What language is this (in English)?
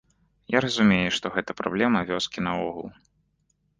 Belarusian